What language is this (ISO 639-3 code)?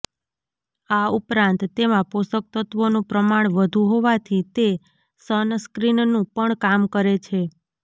guj